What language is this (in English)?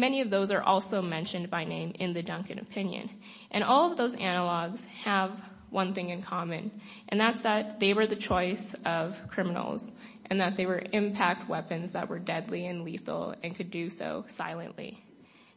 English